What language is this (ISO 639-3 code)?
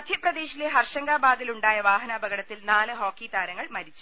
mal